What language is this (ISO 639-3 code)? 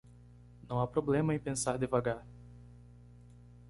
por